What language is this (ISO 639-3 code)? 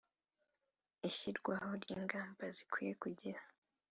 kin